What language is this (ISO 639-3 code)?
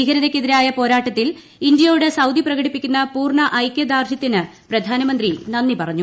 mal